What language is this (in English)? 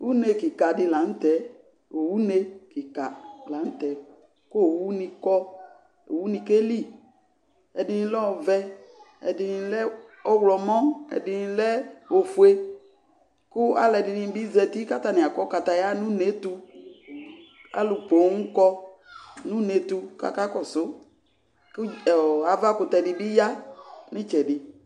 Ikposo